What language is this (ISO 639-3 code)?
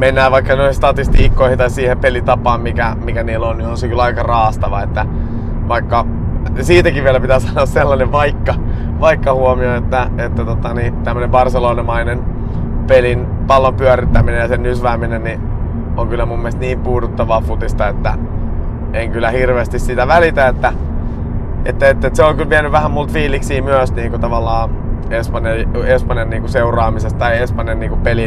fin